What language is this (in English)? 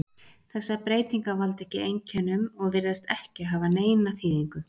Icelandic